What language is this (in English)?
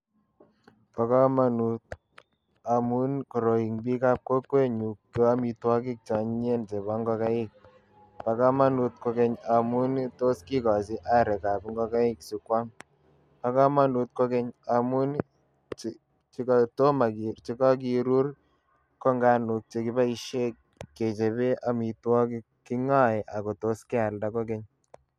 Kalenjin